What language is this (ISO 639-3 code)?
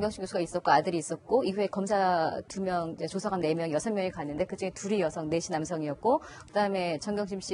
kor